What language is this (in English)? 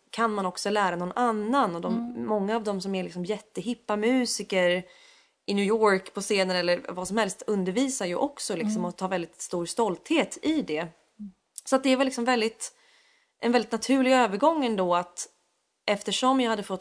Swedish